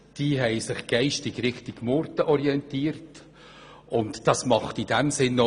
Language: Swiss German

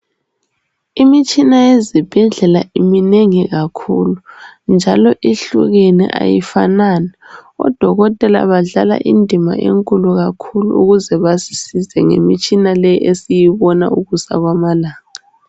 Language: North Ndebele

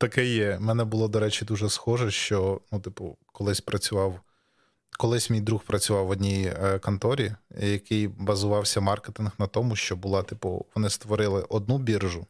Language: Ukrainian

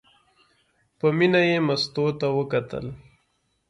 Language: Pashto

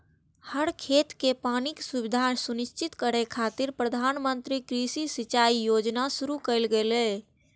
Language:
Maithili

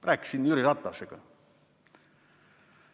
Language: Estonian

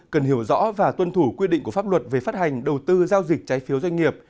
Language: Vietnamese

